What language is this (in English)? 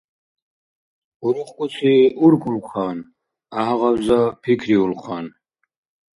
Dargwa